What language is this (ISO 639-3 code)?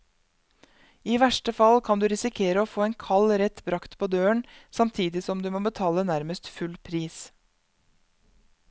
nor